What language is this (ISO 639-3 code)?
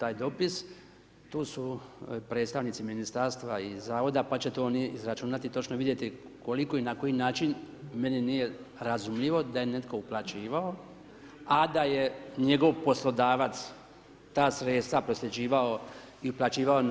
hrv